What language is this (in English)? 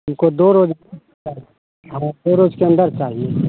Hindi